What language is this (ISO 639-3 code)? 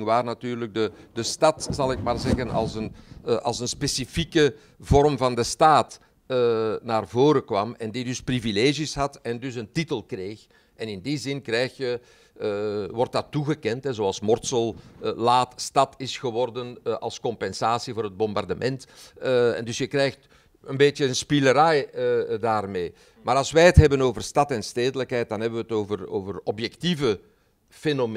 nld